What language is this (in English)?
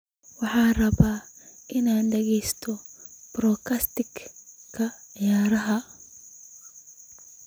Somali